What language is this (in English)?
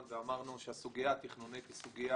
Hebrew